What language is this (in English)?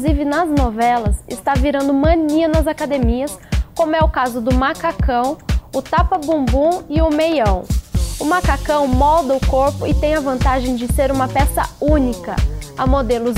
Portuguese